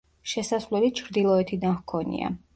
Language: Georgian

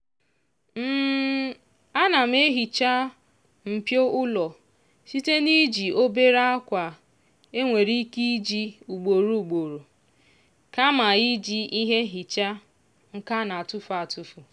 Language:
Igbo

